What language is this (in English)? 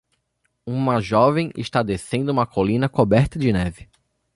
Portuguese